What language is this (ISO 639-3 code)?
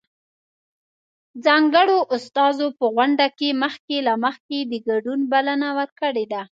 pus